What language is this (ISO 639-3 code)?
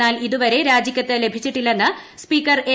mal